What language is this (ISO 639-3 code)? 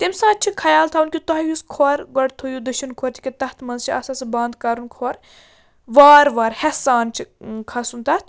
kas